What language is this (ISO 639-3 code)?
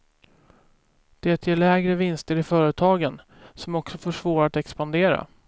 swe